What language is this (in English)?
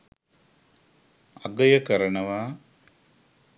Sinhala